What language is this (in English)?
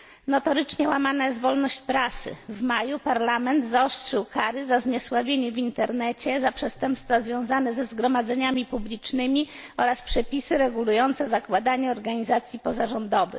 Polish